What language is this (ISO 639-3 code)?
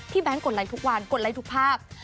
tha